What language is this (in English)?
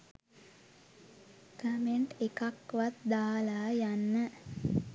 Sinhala